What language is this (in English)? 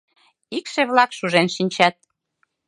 Mari